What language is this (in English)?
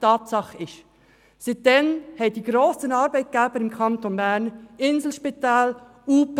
Swiss German